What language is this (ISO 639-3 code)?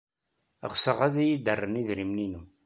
kab